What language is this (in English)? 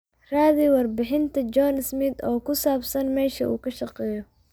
Somali